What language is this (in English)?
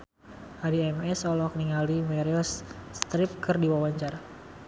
Sundanese